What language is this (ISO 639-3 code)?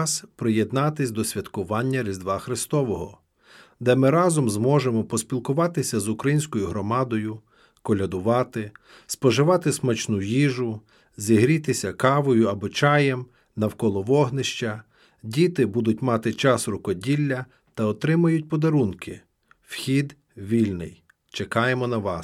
ukr